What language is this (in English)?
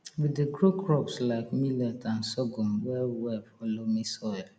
Nigerian Pidgin